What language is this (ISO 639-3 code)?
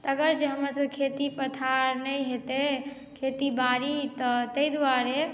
mai